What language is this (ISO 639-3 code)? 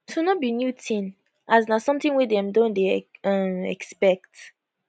pcm